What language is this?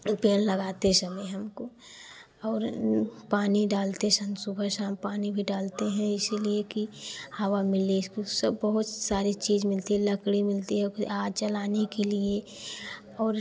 Hindi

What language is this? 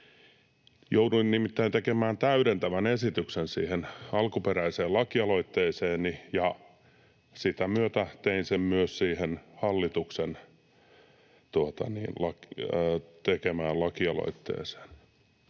Finnish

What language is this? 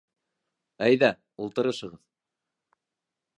Bashkir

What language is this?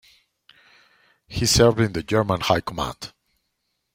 English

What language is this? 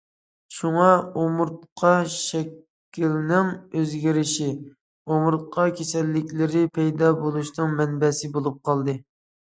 Uyghur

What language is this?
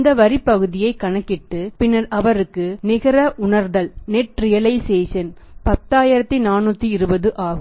Tamil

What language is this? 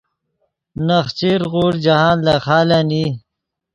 Yidgha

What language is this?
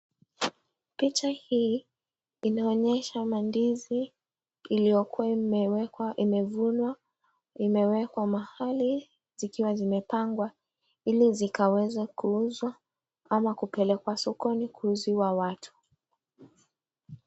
Swahili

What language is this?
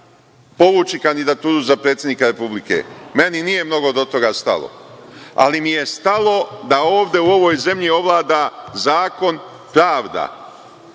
Serbian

